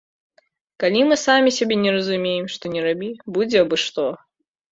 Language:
Belarusian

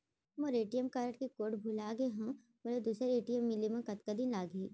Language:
Chhattisgarhi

